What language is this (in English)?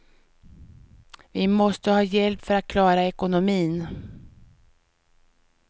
Swedish